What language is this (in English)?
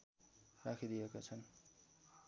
Nepali